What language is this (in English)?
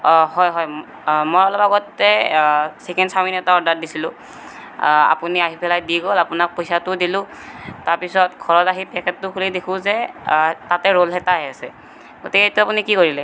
Assamese